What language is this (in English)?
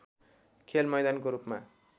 Nepali